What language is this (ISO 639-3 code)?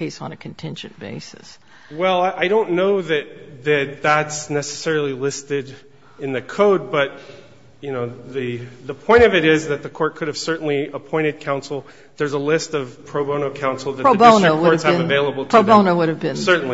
eng